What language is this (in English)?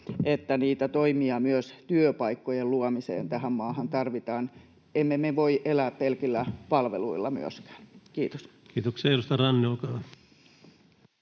Finnish